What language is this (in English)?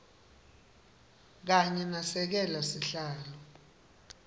Swati